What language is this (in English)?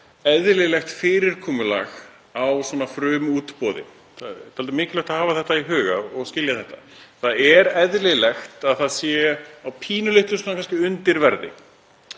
Icelandic